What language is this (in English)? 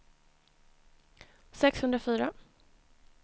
Swedish